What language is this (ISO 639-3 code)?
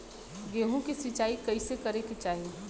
bho